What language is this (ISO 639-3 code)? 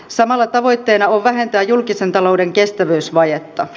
fin